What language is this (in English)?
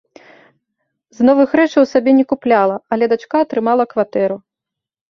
Belarusian